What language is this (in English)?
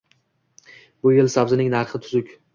Uzbek